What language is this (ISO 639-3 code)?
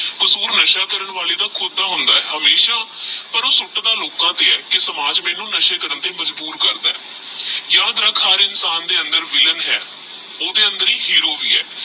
pan